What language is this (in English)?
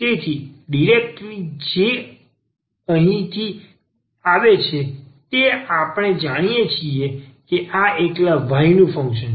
Gujarati